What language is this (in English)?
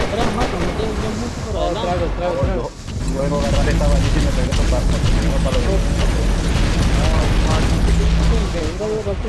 Spanish